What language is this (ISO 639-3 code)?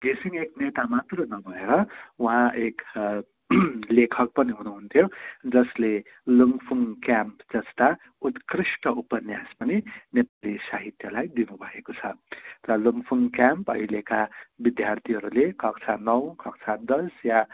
nep